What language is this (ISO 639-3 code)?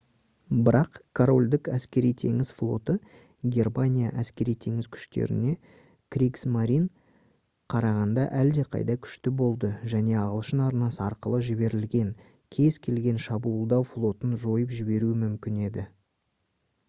kaz